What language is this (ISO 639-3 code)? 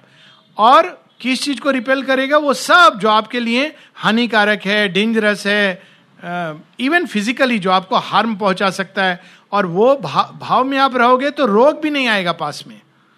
hin